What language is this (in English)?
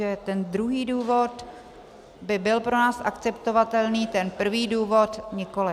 Czech